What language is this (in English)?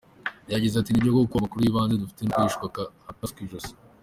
Kinyarwanda